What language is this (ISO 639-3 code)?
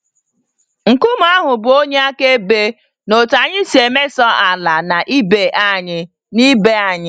ibo